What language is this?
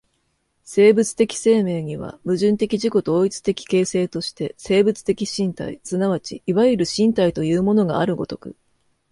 Japanese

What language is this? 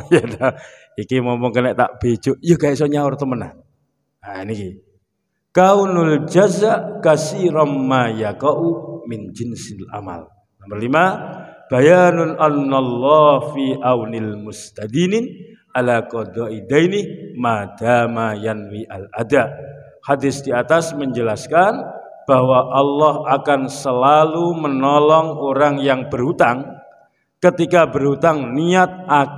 Indonesian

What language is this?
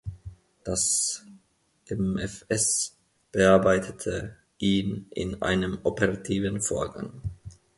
German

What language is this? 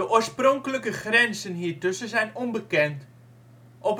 Dutch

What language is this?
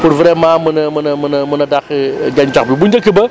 Wolof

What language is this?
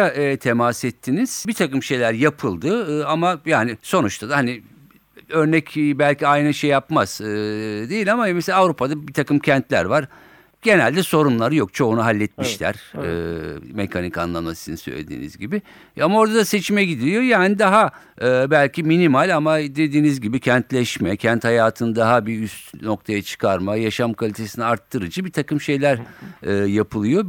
Turkish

